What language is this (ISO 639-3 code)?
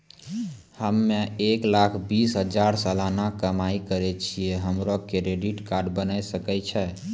mai